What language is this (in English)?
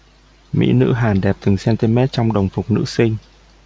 Vietnamese